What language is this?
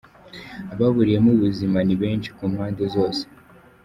Kinyarwanda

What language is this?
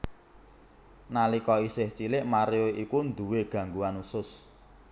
Javanese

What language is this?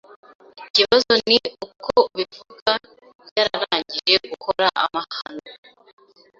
Kinyarwanda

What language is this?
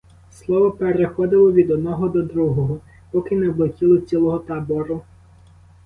Ukrainian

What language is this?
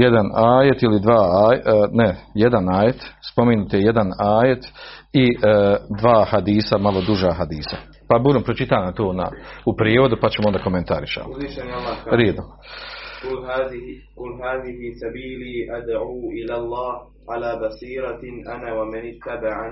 Croatian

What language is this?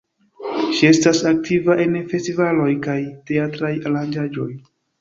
Esperanto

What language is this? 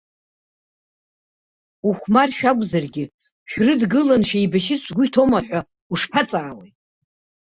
Abkhazian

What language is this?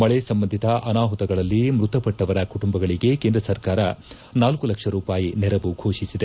Kannada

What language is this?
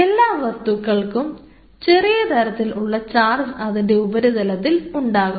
Malayalam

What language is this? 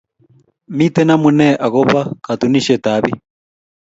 Kalenjin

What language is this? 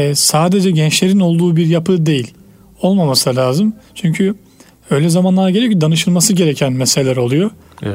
Turkish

